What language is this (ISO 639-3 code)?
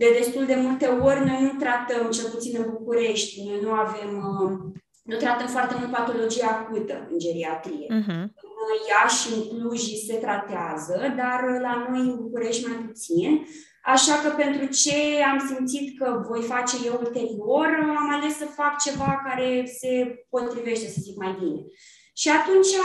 ron